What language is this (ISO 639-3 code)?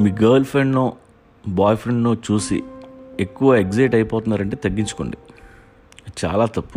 tel